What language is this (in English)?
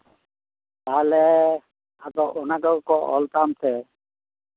Santali